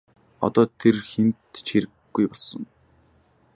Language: Mongolian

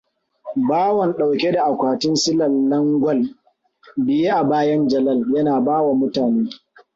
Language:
Hausa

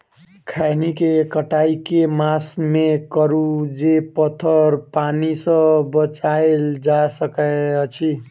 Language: Maithili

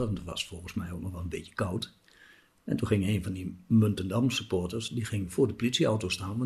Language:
Dutch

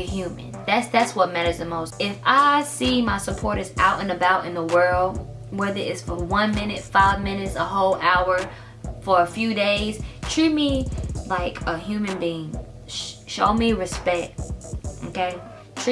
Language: English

